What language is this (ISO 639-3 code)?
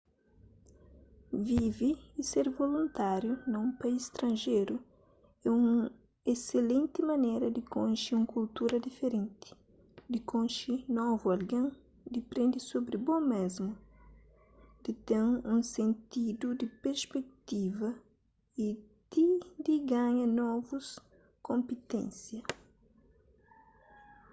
kea